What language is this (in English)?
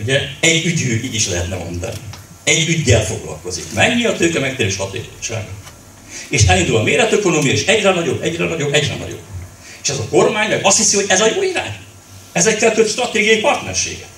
Hungarian